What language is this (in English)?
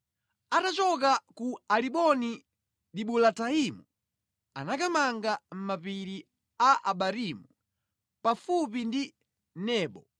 Nyanja